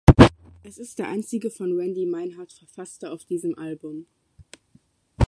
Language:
German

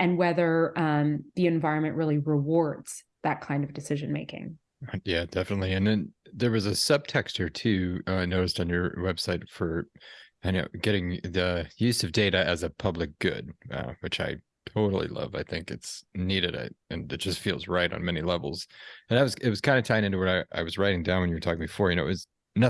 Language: English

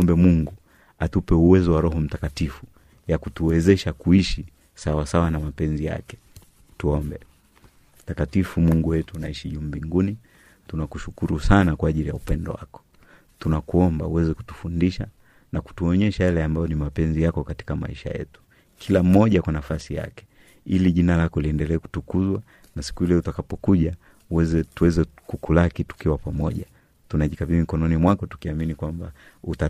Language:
Swahili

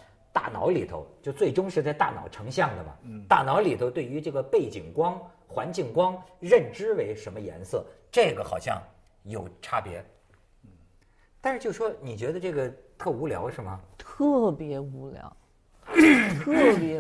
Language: Chinese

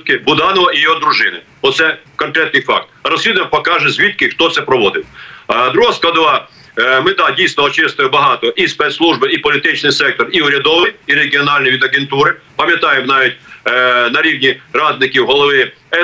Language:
Ukrainian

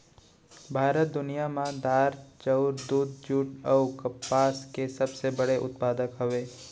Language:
Chhattisgarhi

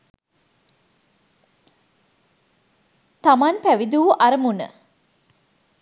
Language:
Sinhala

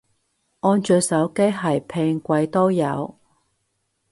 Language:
Cantonese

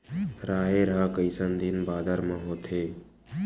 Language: Chhattisgarhi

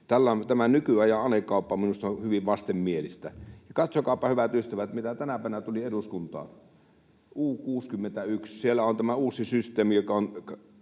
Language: Finnish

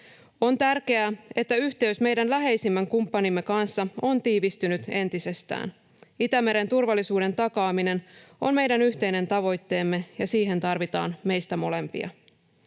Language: Finnish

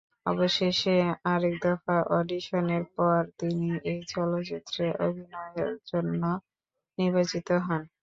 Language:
Bangla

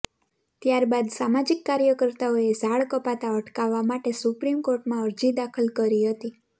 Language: Gujarati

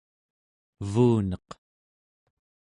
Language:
Central Yupik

